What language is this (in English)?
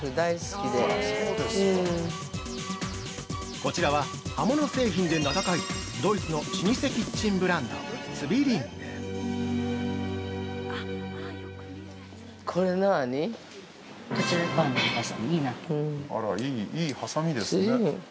Japanese